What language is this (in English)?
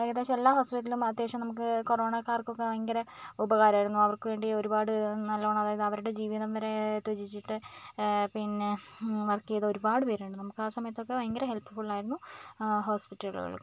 Malayalam